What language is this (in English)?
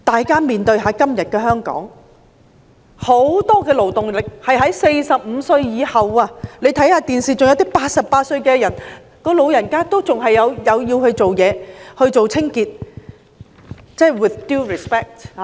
Cantonese